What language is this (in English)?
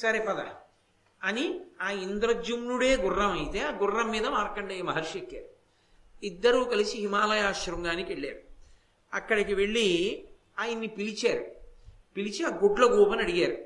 Telugu